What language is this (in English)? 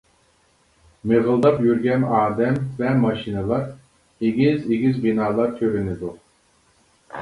Uyghur